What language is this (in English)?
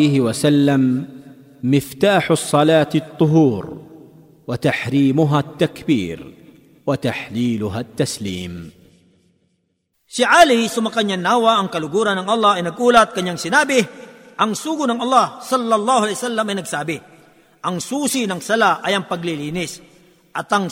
Filipino